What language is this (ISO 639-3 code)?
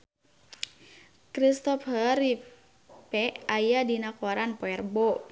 sun